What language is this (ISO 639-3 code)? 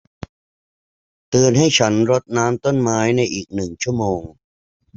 tha